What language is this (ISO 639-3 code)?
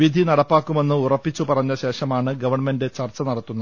mal